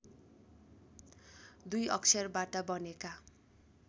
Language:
Nepali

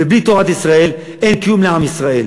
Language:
Hebrew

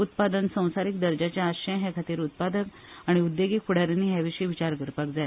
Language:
Konkani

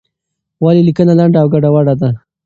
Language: Pashto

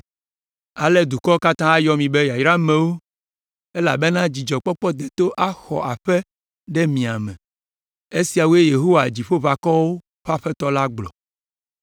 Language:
Ewe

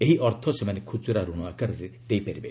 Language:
Odia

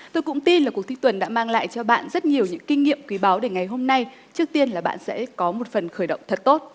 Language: Vietnamese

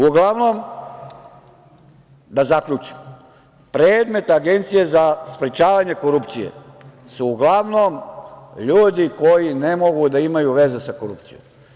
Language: Serbian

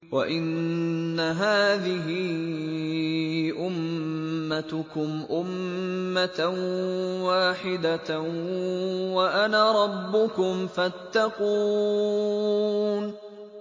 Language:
Arabic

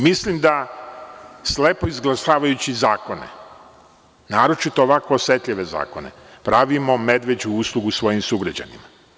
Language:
Serbian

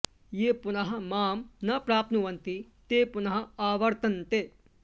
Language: Sanskrit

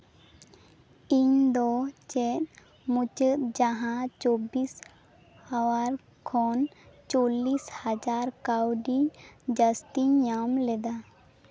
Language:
Santali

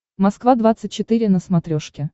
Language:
Russian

